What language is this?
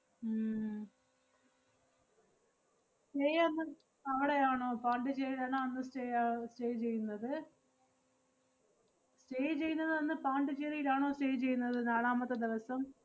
Malayalam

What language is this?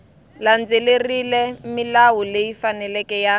Tsonga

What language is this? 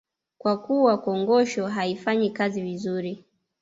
Swahili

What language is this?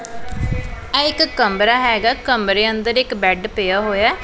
Punjabi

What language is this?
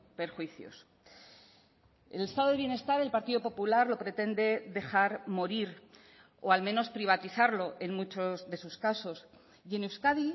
Spanish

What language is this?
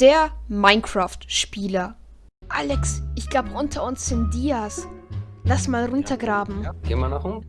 German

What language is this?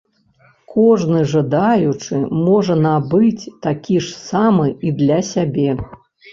Belarusian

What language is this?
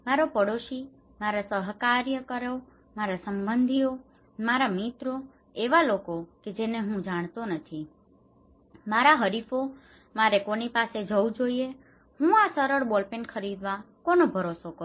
Gujarati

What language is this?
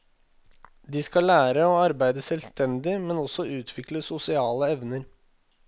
Norwegian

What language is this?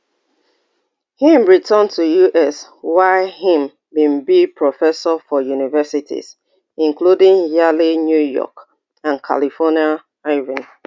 Nigerian Pidgin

